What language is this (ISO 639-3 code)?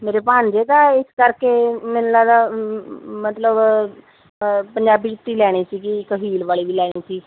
pan